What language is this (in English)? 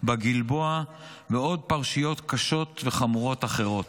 Hebrew